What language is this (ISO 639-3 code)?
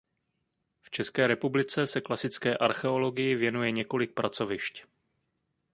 ces